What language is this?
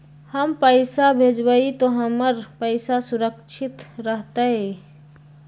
Magahi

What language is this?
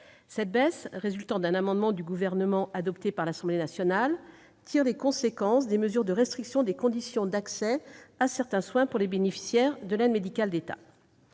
French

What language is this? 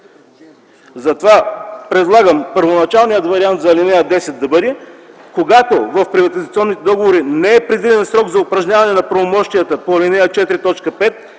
Bulgarian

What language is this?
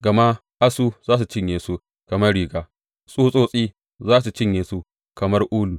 Hausa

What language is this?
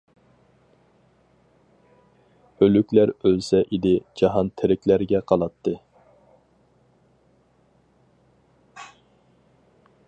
Uyghur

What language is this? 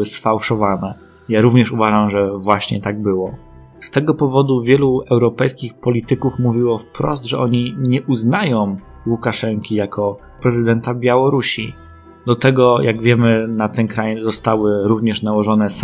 Polish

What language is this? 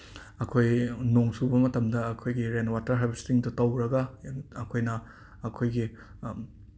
Manipuri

